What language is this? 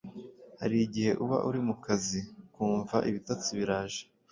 Kinyarwanda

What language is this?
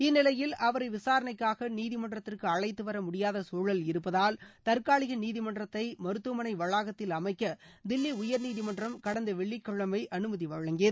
Tamil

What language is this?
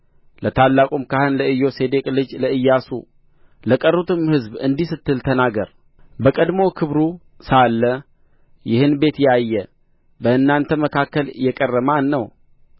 Amharic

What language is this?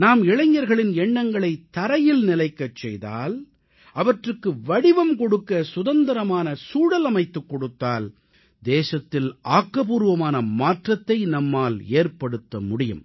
Tamil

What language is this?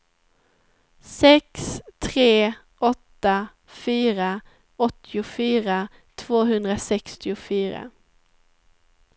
Swedish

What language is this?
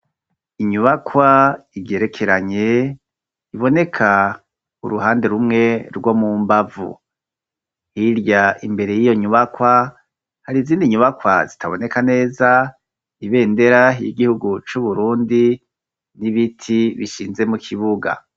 Rundi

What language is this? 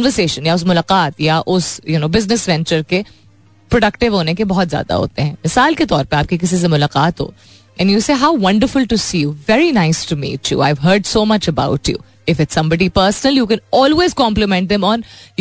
Hindi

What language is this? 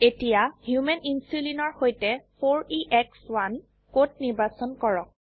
Assamese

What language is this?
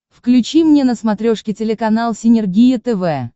Russian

